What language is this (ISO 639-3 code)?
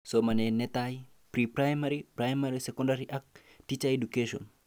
kln